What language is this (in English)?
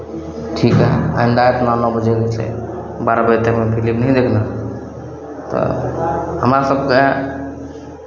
Maithili